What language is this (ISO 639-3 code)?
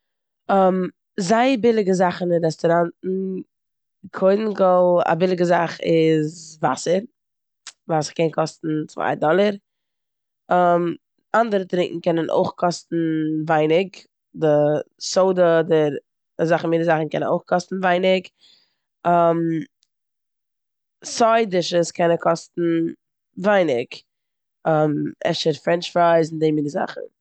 yid